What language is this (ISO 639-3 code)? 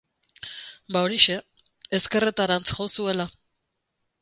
eus